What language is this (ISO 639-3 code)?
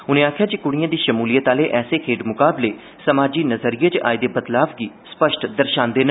doi